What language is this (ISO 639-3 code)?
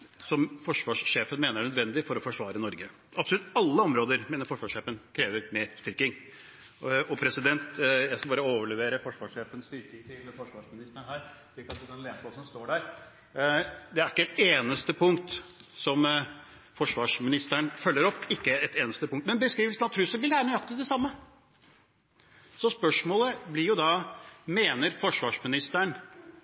nob